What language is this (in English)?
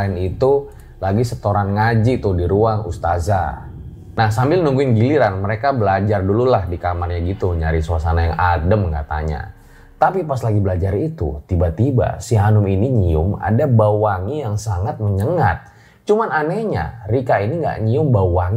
Indonesian